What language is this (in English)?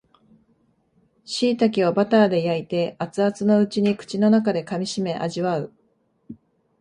Japanese